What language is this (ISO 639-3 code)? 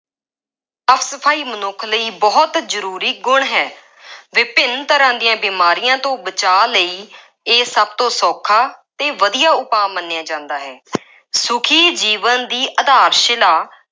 pan